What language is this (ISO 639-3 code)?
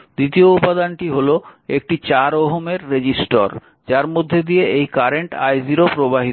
ben